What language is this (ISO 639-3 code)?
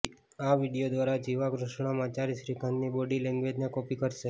guj